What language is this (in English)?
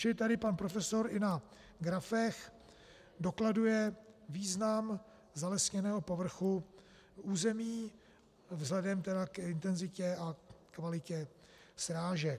Czech